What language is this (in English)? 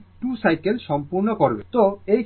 Bangla